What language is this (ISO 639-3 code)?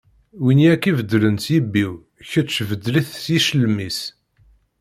kab